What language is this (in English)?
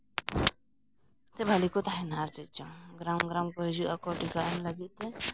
Santali